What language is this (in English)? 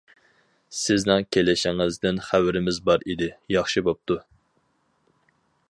Uyghur